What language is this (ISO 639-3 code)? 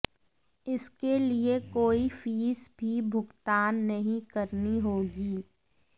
hin